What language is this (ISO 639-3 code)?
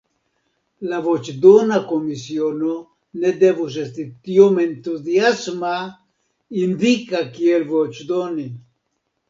epo